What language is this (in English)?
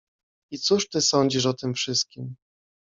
Polish